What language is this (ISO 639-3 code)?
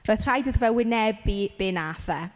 cym